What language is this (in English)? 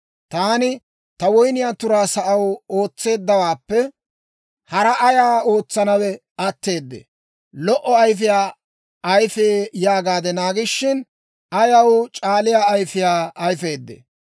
Dawro